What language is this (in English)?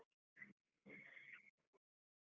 Kannada